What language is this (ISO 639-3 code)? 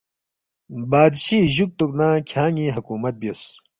bft